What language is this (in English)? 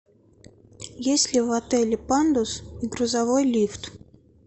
Russian